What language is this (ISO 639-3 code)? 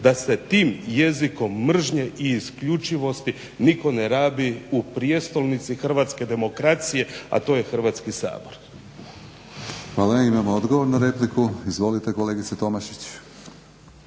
hrv